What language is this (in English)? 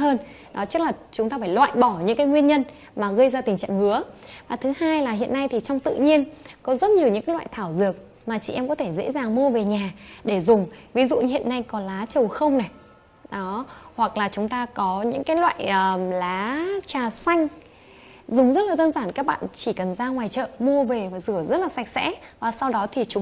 Vietnamese